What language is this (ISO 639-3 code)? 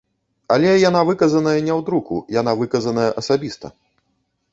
bel